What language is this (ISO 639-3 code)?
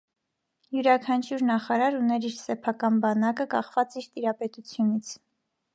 hye